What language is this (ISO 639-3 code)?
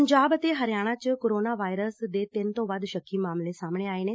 pan